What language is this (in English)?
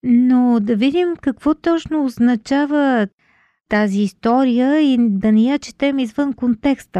Bulgarian